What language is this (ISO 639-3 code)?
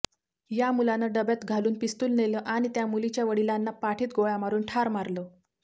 mar